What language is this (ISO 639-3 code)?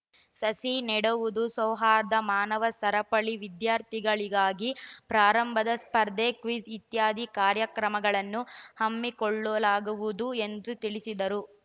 kan